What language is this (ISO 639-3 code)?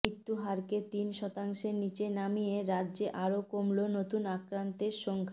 ben